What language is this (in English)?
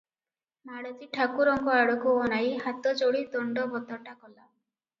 Odia